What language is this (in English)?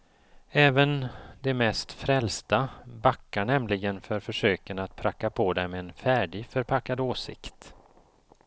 Swedish